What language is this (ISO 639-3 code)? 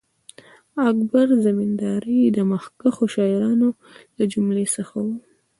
pus